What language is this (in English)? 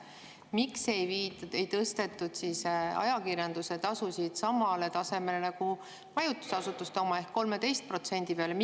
Estonian